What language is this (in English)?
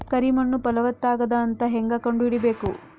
Kannada